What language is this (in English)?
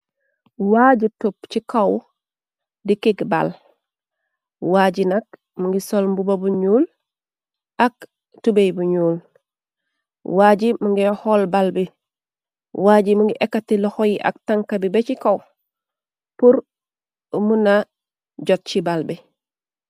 Wolof